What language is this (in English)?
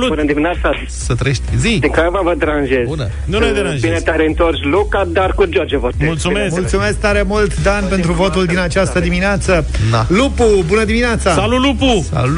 Romanian